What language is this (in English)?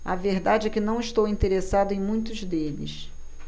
Portuguese